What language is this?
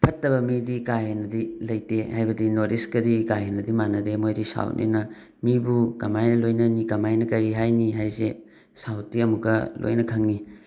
Manipuri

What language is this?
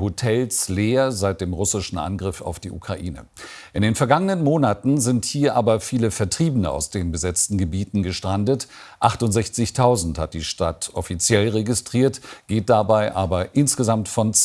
German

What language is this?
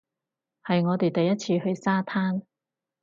Cantonese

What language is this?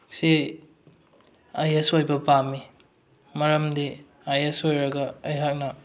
Manipuri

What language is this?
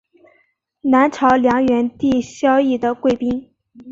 Chinese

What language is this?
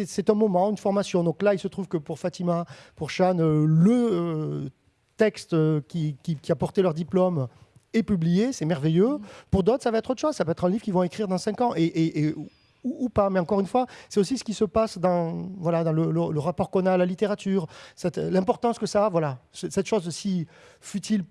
French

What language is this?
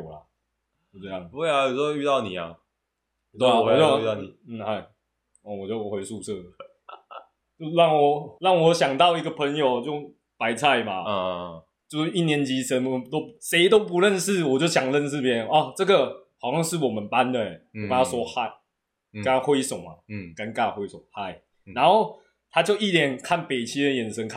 Chinese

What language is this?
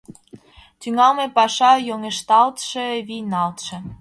Mari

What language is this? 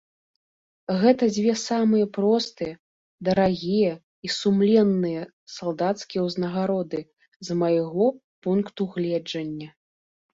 Belarusian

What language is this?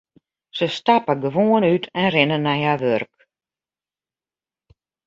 Western Frisian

